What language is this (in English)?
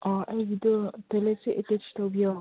Manipuri